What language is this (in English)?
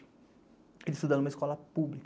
Portuguese